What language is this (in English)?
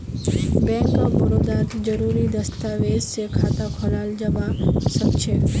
Magahi